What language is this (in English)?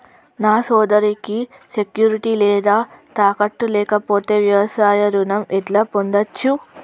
Telugu